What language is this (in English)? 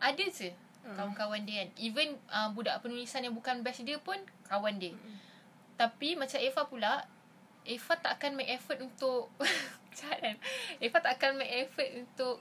Malay